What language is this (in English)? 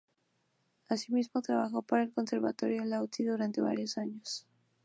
Spanish